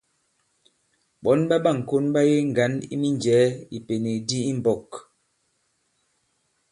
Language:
Bankon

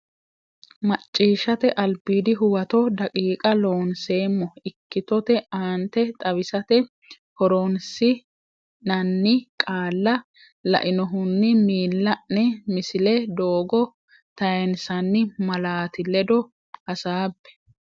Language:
Sidamo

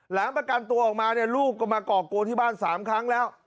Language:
Thai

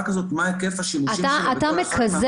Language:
Hebrew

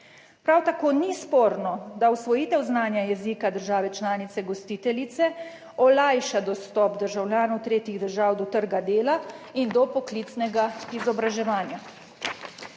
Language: Slovenian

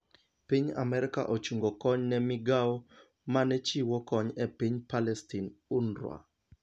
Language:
Luo (Kenya and Tanzania)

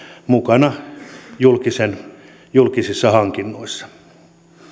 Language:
Finnish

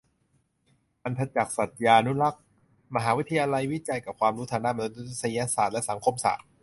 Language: Thai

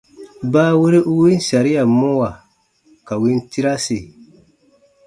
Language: Baatonum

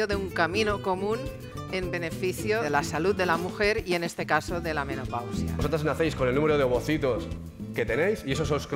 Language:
Spanish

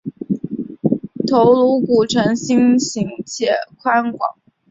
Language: Chinese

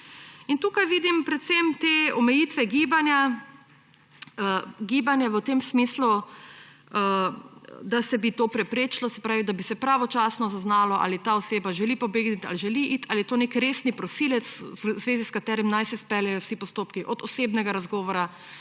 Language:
Slovenian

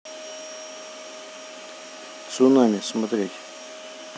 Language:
Russian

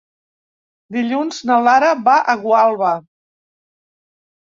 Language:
Catalan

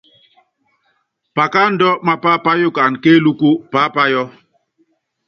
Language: Yangben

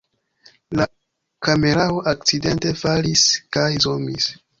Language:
Esperanto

